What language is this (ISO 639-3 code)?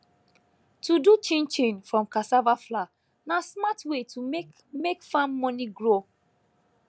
pcm